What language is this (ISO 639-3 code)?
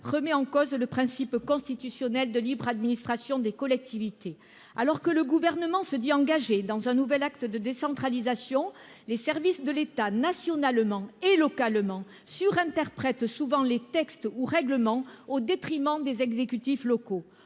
fra